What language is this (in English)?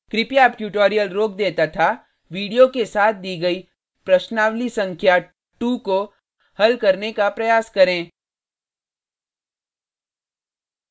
Hindi